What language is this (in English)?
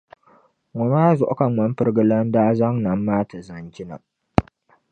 Dagbani